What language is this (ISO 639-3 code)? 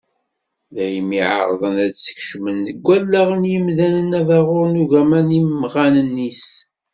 kab